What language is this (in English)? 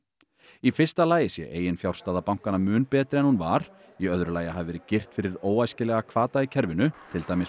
Icelandic